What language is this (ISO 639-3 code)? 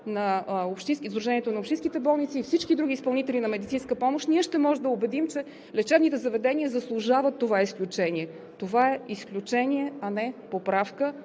bul